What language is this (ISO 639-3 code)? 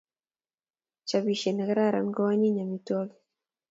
kln